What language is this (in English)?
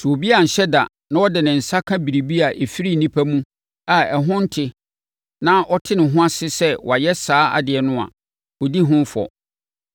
Akan